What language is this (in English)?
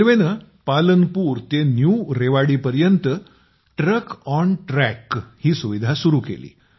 Marathi